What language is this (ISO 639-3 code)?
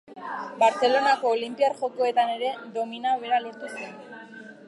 eus